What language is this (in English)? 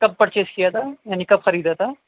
Urdu